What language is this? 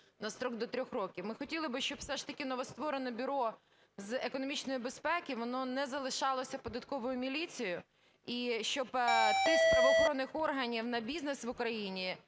Ukrainian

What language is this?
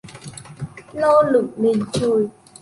Vietnamese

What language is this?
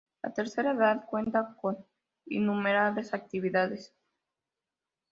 Spanish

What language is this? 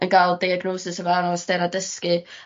Welsh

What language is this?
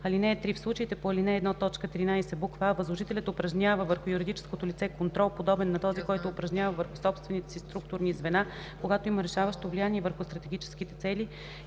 Bulgarian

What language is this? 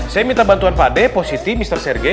Indonesian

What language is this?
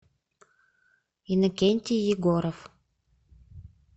Russian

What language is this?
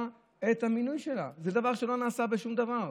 Hebrew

